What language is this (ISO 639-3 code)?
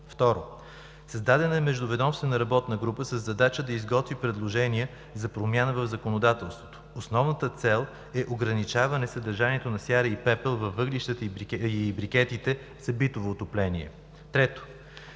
bul